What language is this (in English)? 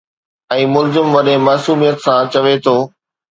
Sindhi